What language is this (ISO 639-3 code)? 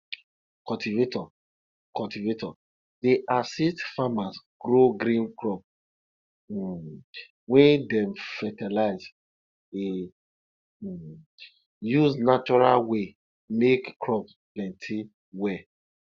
pcm